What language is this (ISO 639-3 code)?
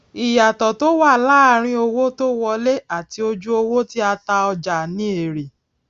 yor